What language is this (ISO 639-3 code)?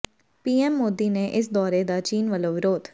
pan